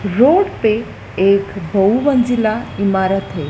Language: Hindi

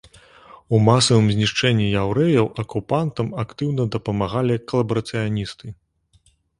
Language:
Belarusian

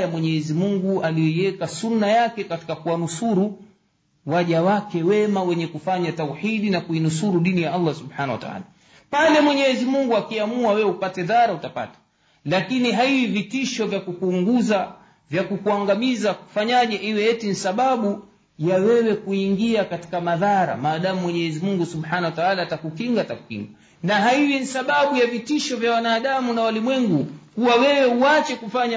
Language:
Swahili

